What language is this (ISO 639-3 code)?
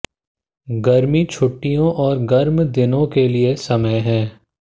hin